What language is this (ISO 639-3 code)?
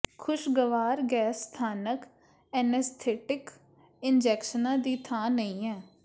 pan